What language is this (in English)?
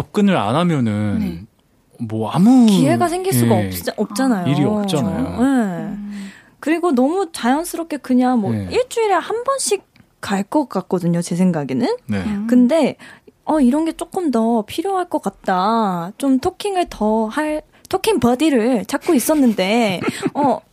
Korean